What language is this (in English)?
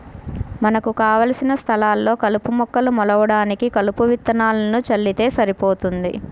Telugu